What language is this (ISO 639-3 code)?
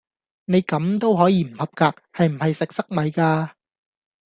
yue